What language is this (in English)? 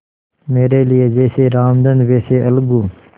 Hindi